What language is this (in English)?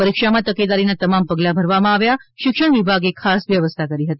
Gujarati